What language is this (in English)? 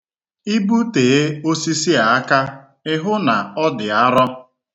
Igbo